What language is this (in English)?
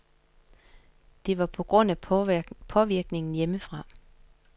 Danish